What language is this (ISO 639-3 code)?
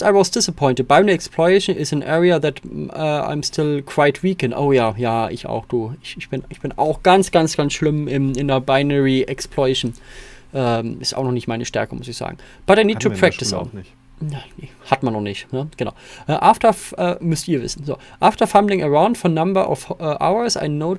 deu